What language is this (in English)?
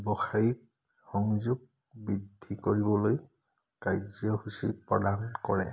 Assamese